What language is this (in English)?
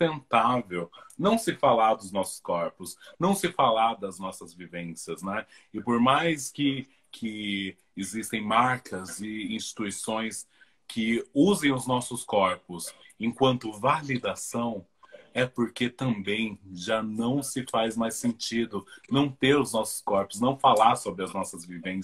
Portuguese